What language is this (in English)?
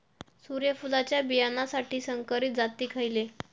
Marathi